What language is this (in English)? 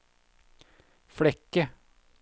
Norwegian